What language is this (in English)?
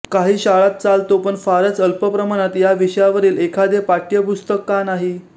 Marathi